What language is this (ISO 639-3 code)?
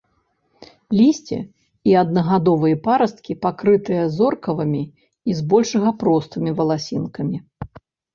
bel